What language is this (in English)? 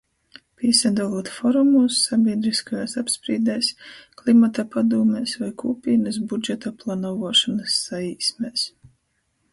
Latgalian